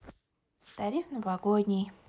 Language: Russian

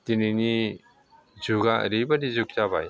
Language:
Bodo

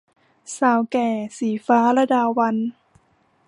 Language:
Thai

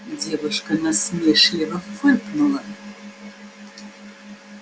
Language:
Russian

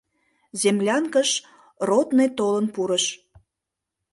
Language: Mari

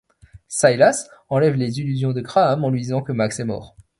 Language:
French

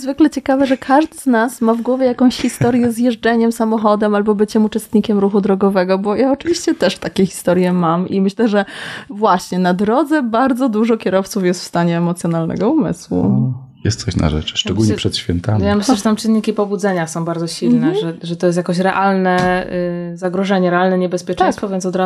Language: Polish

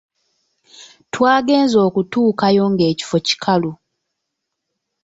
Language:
Ganda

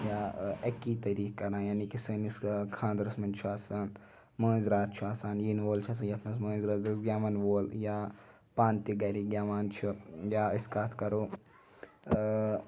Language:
Kashmiri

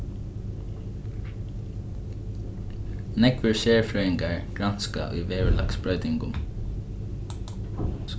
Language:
Faroese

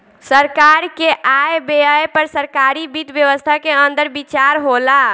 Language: Bhojpuri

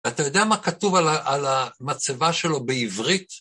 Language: Hebrew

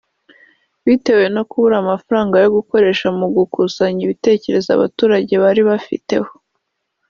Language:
Kinyarwanda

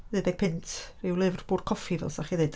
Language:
Welsh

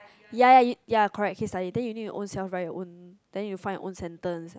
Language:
English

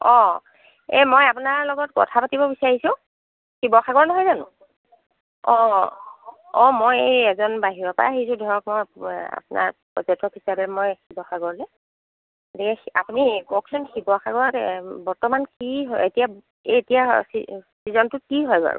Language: Assamese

